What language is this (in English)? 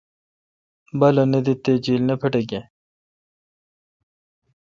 Kalkoti